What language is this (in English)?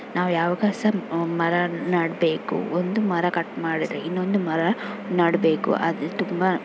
Kannada